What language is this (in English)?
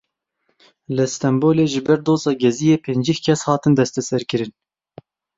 Kurdish